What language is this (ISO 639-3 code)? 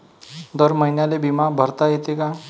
mar